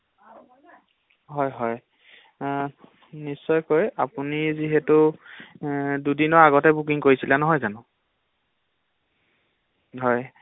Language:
Assamese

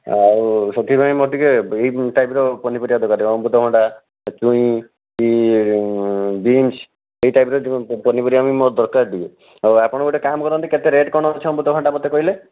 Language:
Odia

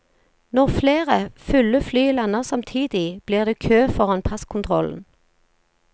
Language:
Norwegian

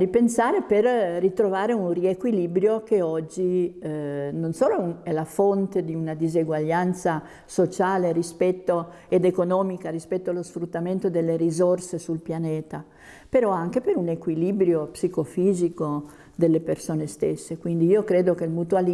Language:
Italian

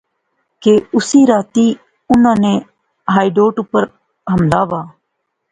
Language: Pahari-Potwari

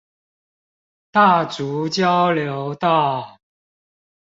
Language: Chinese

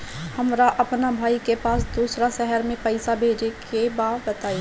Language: Bhojpuri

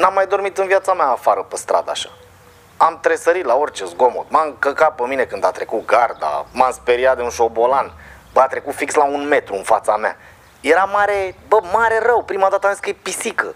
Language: Romanian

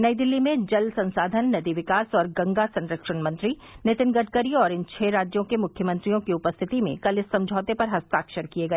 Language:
Hindi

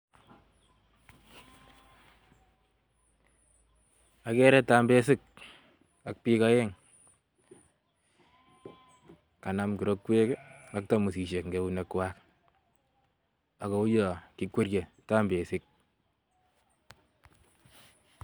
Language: Kalenjin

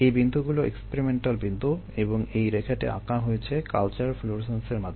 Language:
Bangla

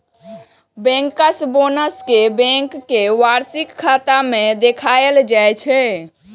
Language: Maithili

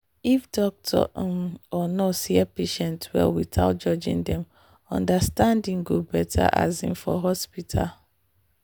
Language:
Nigerian Pidgin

